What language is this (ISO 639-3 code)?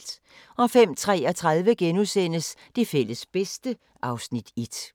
dan